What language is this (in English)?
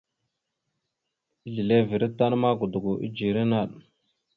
Mada (Cameroon)